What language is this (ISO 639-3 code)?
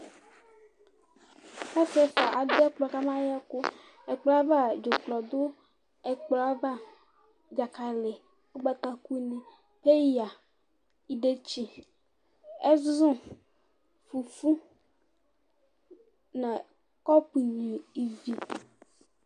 kpo